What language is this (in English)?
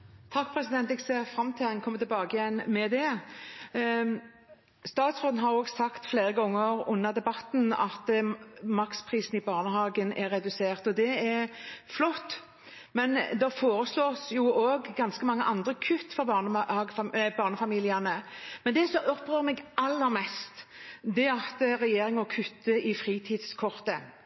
Norwegian Bokmål